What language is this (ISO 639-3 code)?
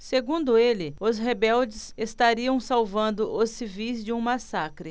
por